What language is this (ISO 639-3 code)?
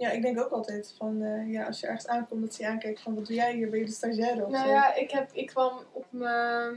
nld